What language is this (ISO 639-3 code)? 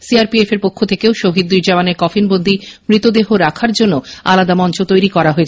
ben